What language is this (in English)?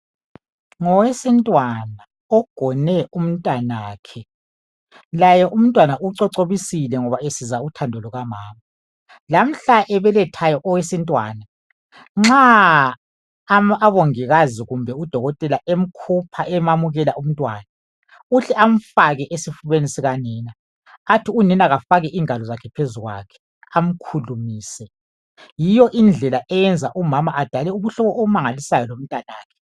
North Ndebele